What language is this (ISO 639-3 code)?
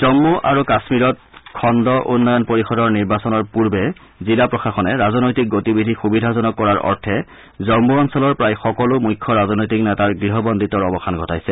asm